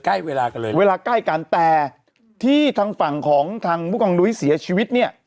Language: Thai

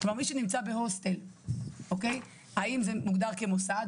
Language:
Hebrew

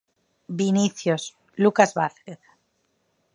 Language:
Galician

